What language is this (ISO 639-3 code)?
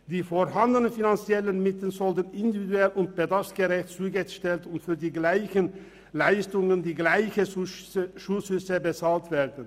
gsw